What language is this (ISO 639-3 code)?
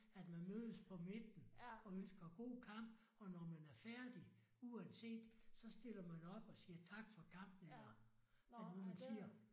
dan